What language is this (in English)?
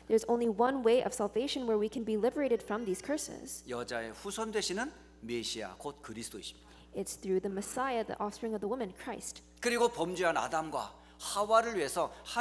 Korean